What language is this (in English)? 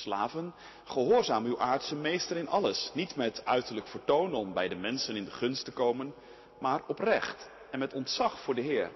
Dutch